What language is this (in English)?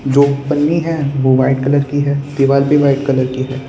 Hindi